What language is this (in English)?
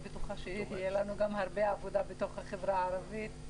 Hebrew